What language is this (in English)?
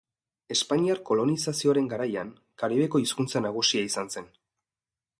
Basque